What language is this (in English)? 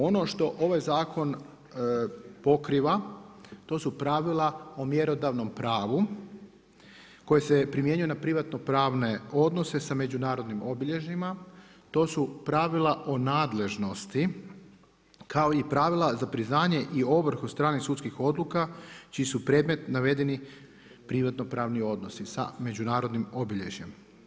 Croatian